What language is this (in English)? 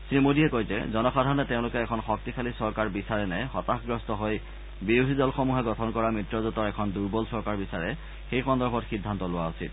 Assamese